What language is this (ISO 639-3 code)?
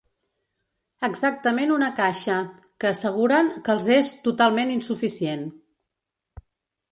cat